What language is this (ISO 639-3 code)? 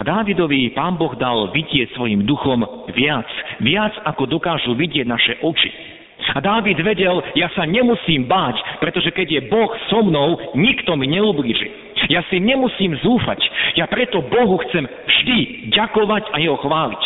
slk